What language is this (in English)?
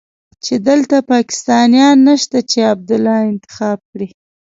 Pashto